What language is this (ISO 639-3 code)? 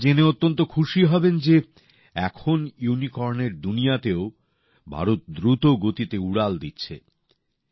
ben